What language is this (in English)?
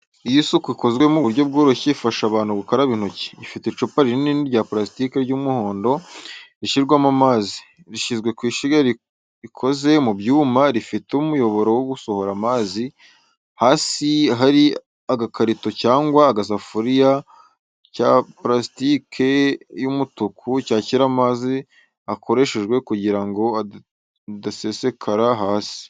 Kinyarwanda